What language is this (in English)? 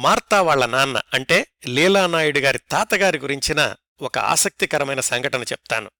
Telugu